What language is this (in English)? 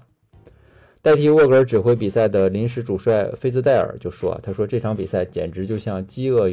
Chinese